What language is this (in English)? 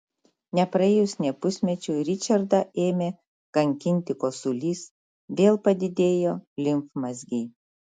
Lithuanian